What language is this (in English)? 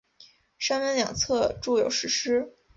Chinese